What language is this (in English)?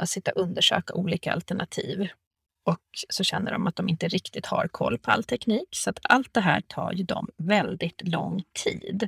Swedish